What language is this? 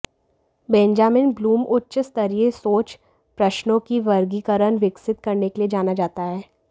Hindi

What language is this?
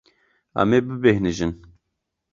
Kurdish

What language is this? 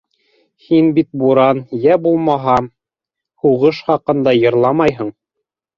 Bashkir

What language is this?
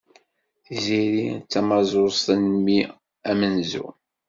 Kabyle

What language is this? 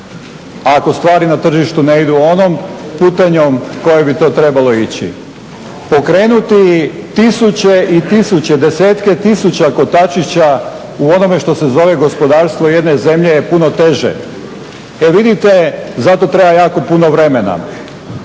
Croatian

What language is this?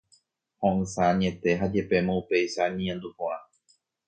Guarani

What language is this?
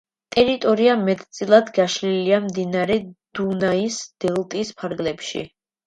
Georgian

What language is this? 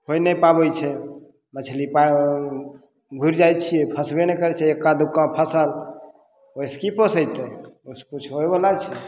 Maithili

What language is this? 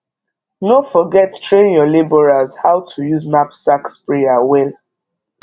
Nigerian Pidgin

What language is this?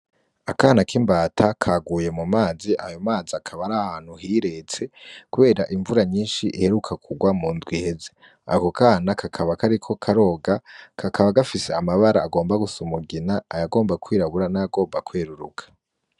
Rundi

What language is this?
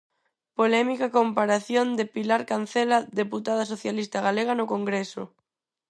Galician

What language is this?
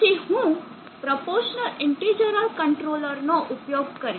Gujarati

